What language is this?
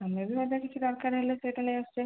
Odia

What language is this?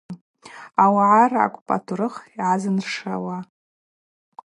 Abaza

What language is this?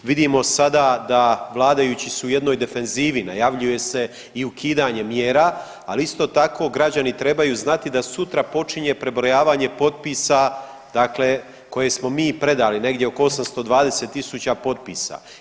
Croatian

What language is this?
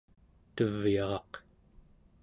Central Yupik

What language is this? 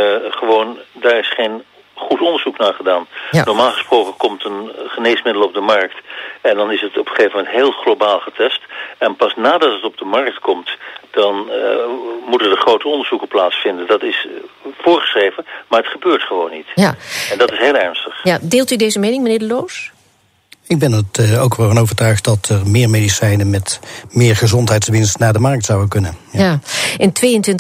Dutch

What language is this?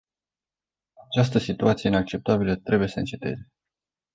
Romanian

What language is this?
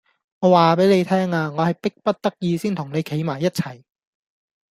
Cantonese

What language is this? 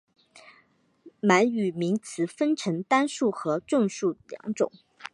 Chinese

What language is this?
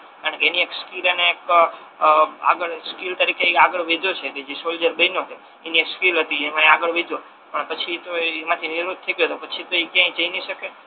Gujarati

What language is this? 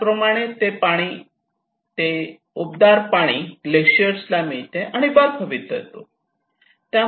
Marathi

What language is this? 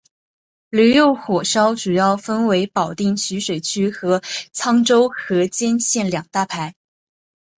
Chinese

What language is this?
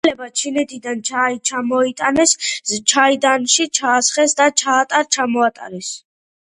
Georgian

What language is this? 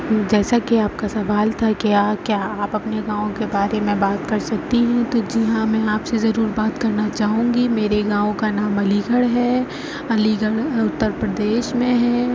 Urdu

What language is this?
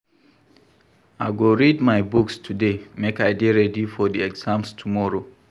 Nigerian Pidgin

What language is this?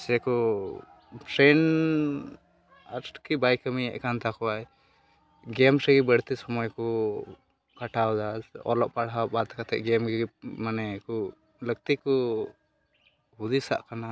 Santali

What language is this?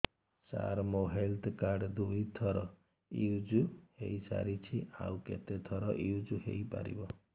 Odia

